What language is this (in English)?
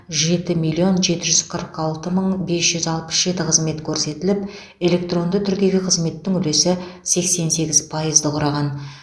Kazakh